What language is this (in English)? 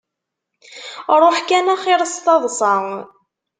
Kabyle